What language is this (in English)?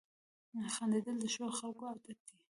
Pashto